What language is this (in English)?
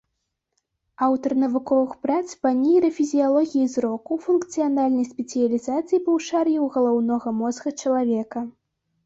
Belarusian